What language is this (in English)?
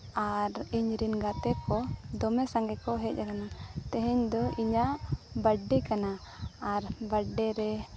Santali